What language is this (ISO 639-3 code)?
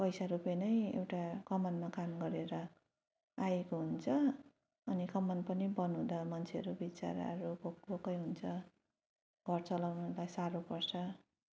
nep